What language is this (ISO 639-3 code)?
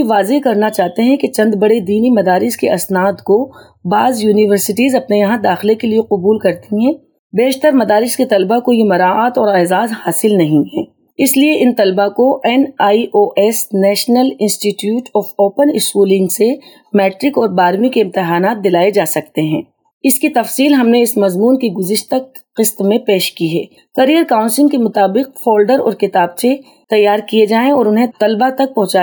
urd